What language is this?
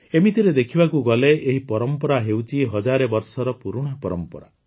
Odia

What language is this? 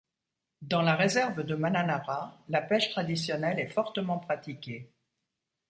French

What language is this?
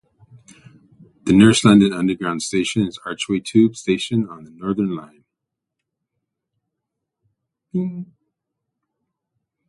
English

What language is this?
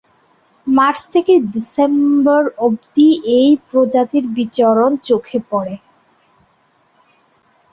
Bangla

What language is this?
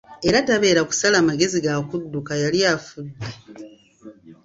Ganda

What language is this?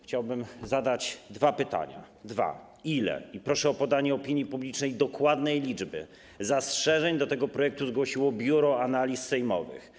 Polish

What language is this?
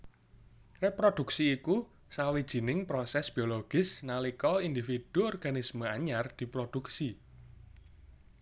Javanese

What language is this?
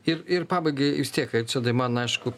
Lithuanian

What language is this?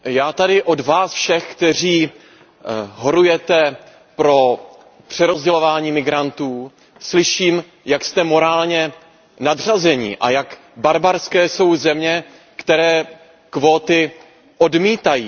Czech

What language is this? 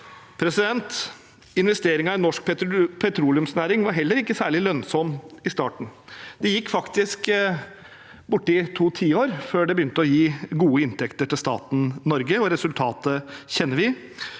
Norwegian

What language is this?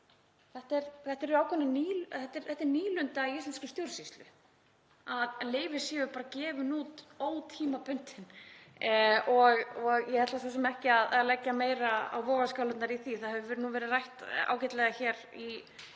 Icelandic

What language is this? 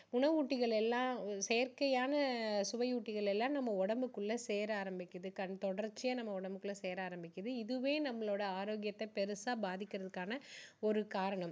Tamil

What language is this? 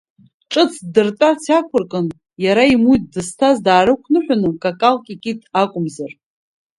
Abkhazian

